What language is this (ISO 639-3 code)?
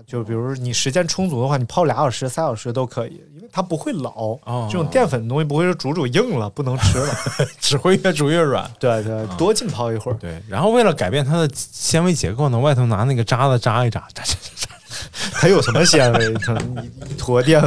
zho